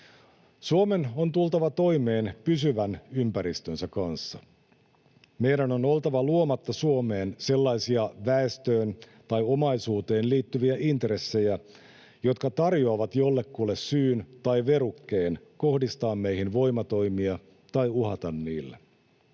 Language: Finnish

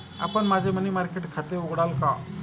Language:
Marathi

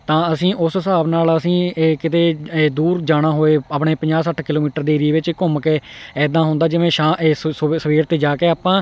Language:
Punjabi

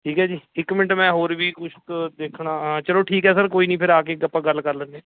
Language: Punjabi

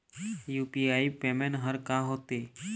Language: Chhattisgarhi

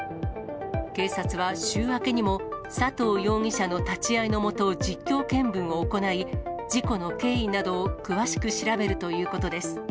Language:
Japanese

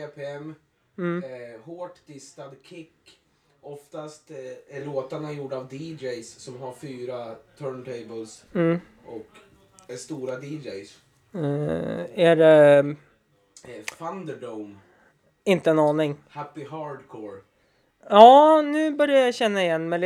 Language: Swedish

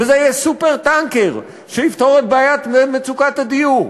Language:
Hebrew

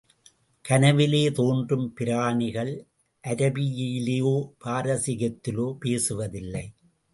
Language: Tamil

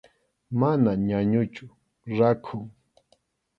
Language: Arequipa-La Unión Quechua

